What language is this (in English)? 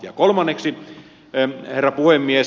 Finnish